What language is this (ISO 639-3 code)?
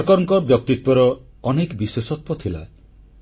ori